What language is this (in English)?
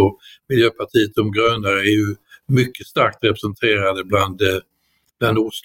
Swedish